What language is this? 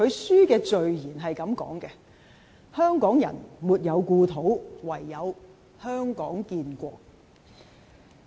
Cantonese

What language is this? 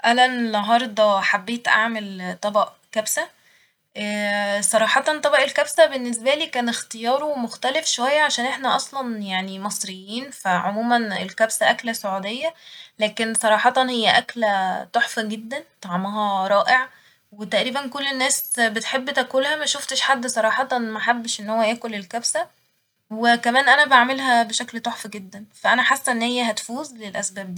Egyptian Arabic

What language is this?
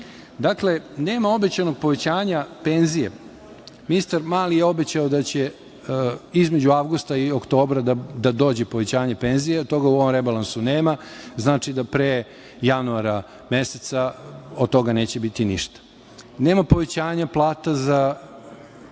Serbian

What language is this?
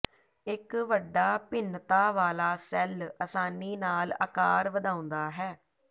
Punjabi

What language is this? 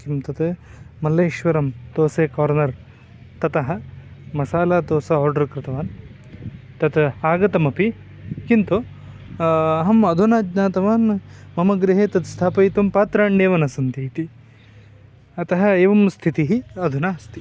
Sanskrit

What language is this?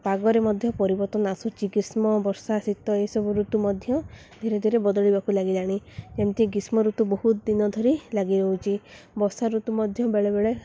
Odia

